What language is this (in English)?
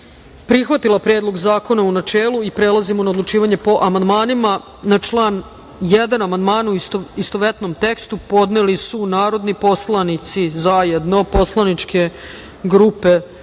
Serbian